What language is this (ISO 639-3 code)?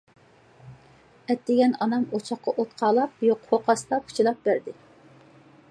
uig